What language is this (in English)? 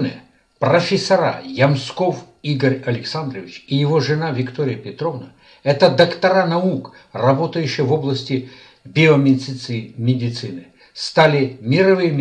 Russian